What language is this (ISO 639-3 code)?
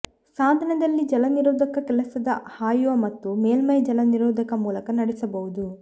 kan